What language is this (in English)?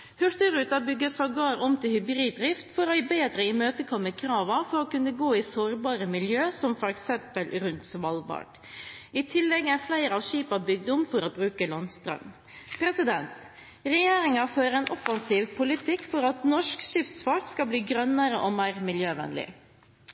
Norwegian Bokmål